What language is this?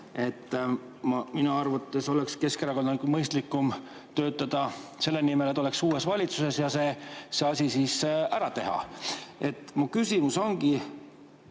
Estonian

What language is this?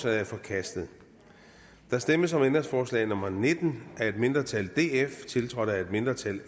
Danish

